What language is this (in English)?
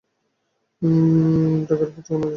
Bangla